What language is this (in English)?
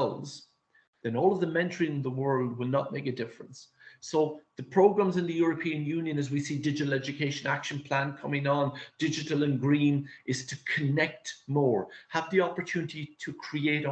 English